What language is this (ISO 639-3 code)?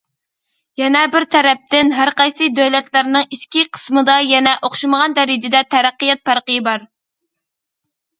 uig